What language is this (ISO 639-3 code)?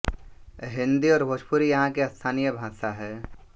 hin